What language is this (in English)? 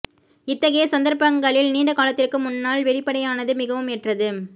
Tamil